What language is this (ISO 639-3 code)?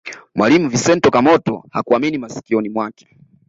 swa